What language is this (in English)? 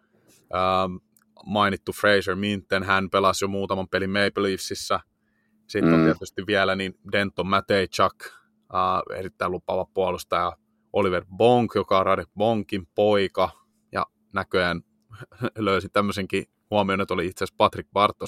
Finnish